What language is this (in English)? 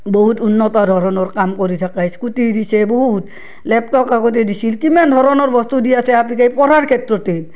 Assamese